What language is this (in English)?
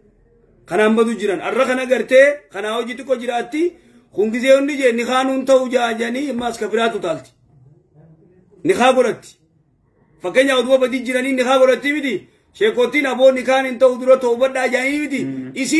Arabic